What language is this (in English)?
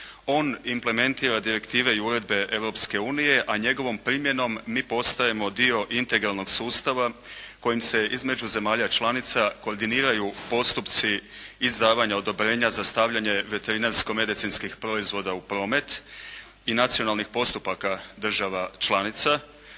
Croatian